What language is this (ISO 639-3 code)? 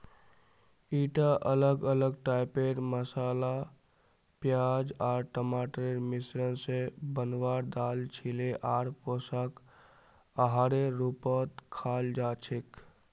mag